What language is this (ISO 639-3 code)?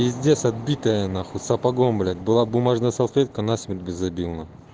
rus